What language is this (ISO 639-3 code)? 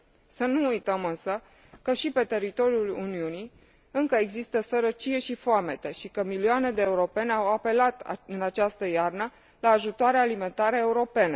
ron